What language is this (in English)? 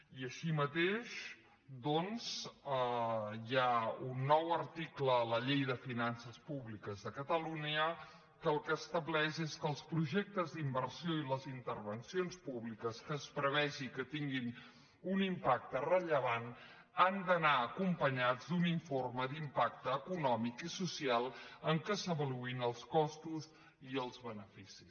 Catalan